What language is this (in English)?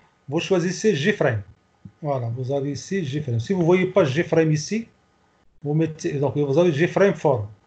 French